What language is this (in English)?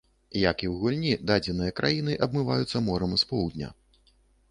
Belarusian